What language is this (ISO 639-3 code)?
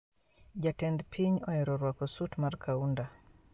luo